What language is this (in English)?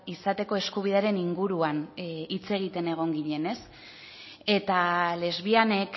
Basque